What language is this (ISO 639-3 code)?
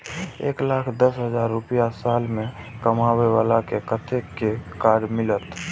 mai